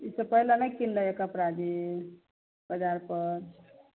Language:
Maithili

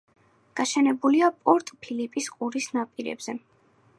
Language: Georgian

